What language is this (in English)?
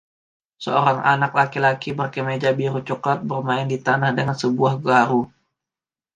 Indonesian